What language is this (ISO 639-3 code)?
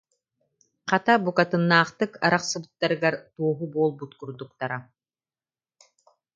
sah